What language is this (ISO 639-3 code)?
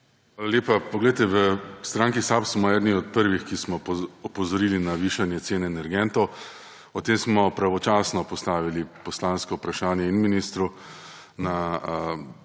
slv